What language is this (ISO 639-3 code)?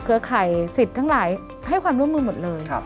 tha